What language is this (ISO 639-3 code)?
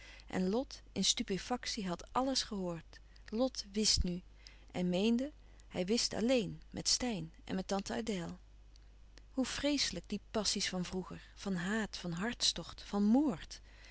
nld